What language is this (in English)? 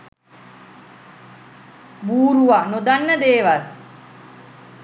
Sinhala